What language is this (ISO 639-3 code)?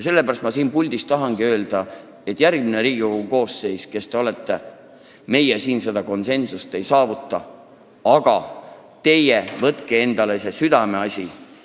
est